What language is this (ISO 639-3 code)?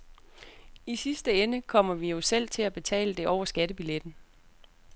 dan